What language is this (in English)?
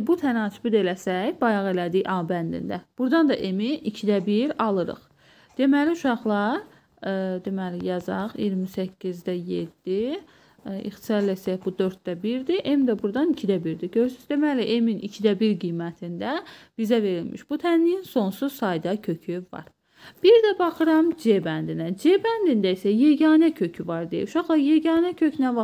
Turkish